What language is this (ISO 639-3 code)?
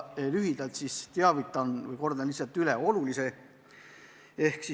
est